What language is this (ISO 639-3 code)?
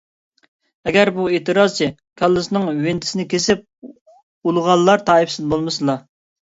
uig